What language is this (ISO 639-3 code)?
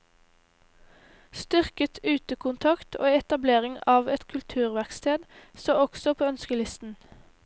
nor